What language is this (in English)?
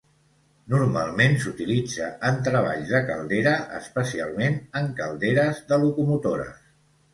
Catalan